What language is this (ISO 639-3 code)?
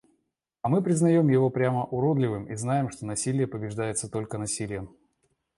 rus